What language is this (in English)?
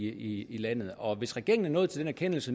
Danish